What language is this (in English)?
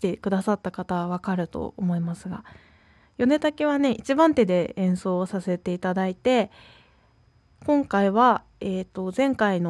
Japanese